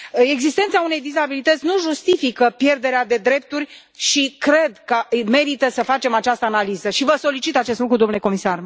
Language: Romanian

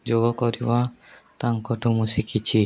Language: Odia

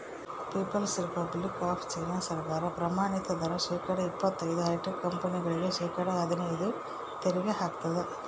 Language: Kannada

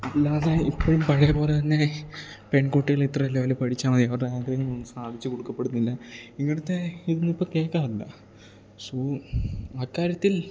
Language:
Malayalam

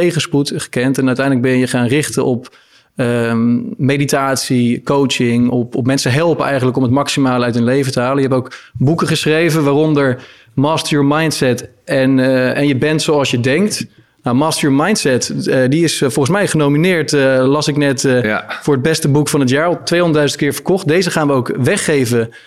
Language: Dutch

